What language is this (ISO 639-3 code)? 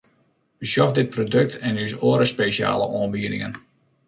fry